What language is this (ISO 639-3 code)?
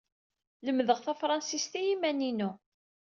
kab